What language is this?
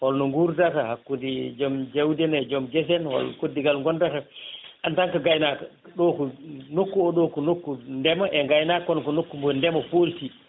Fula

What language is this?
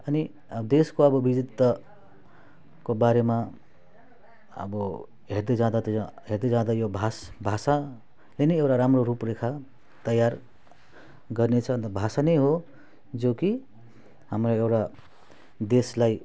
Nepali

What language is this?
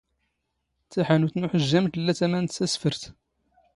Standard Moroccan Tamazight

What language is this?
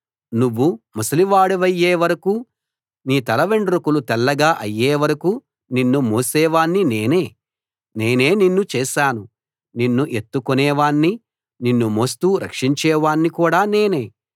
Telugu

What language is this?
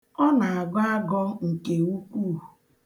Igbo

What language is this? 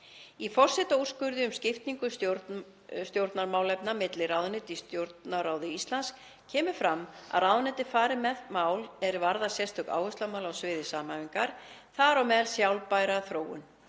Icelandic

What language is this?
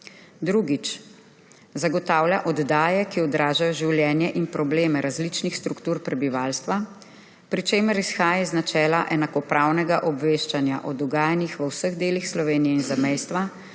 Slovenian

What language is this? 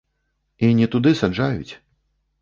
Belarusian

